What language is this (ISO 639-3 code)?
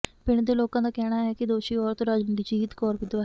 pan